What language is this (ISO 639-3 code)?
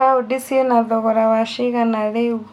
kik